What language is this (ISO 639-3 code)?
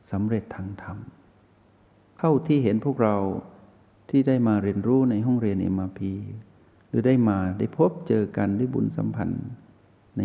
tha